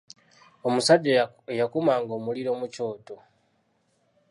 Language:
Ganda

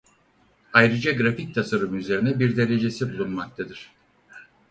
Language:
Turkish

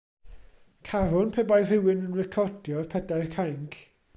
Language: Welsh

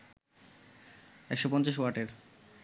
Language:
Bangla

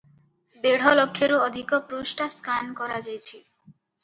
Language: Odia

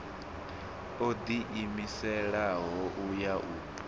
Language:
Venda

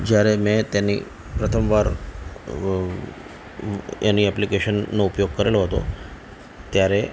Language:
Gujarati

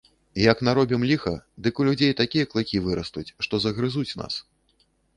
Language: Belarusian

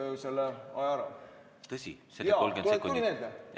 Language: Estonian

